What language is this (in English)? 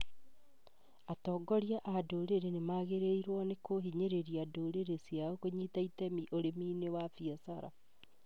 Kikuyu